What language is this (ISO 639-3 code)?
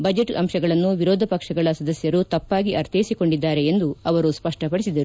kan